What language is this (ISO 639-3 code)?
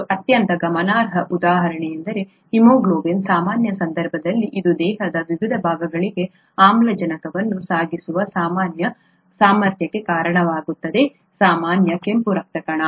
kan